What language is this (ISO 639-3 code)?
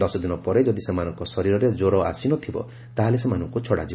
ori